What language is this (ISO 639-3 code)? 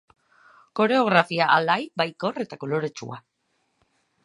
eus